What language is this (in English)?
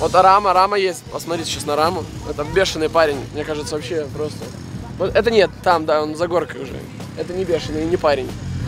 Romanian